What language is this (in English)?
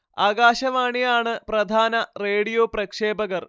Malayalam